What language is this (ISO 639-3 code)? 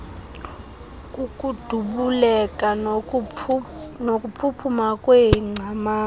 xho